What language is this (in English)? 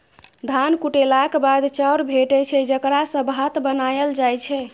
Maithili